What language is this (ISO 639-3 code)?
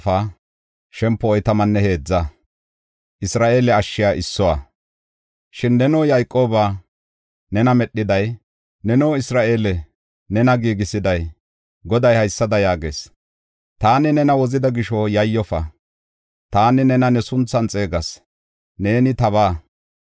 gof